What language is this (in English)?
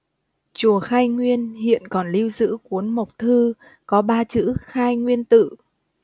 Vietnamese